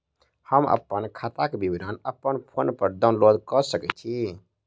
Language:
Maithili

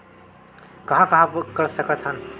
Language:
Chhattisgarhi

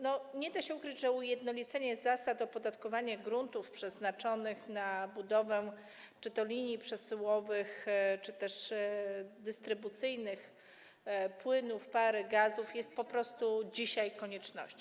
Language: Polish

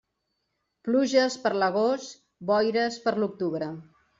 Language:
Catalan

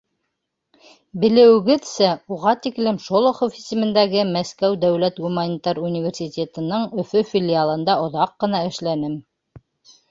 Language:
Bashkir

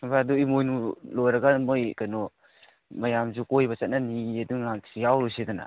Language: Manipuri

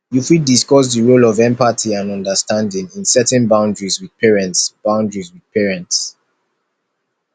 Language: Nigerian Pidgin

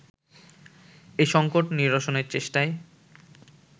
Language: Bangla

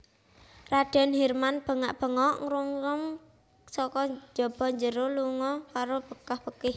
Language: Javanese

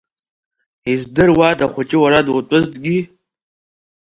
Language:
Abkhazian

